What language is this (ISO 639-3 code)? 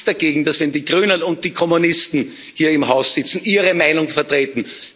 deu